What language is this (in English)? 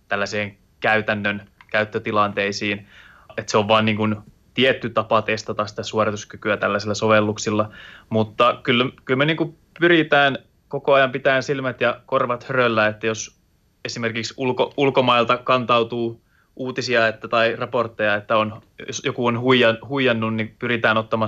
Finnish